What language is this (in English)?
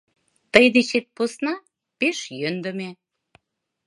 Mari